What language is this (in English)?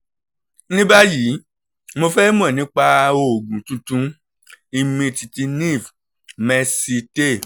Yoruba